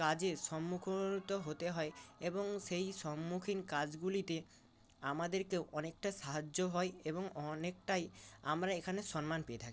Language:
Bangla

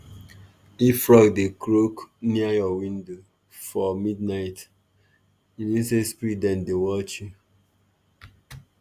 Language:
Nigerian Pidgin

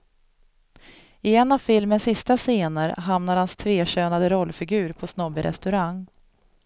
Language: Swedish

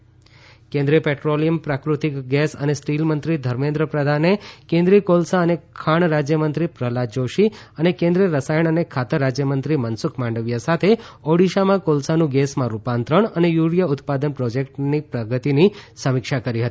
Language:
Gujarati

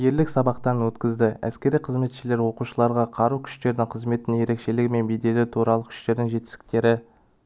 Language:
Kazakh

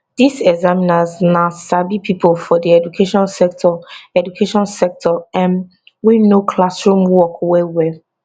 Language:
Nigerian Pidgin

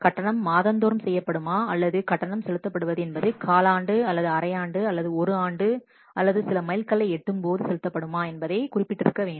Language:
Tamil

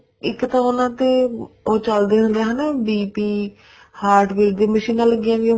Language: Punjabi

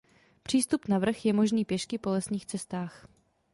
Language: Czech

